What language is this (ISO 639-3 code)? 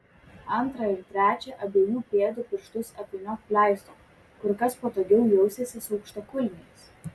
lit